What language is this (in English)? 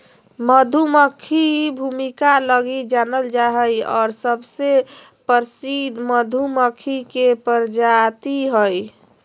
Magahi